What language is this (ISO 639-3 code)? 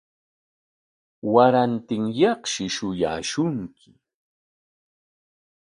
qwa